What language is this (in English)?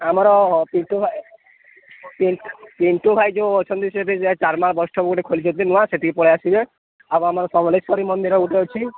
Odia